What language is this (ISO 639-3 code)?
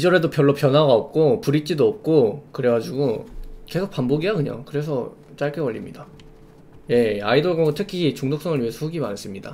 kor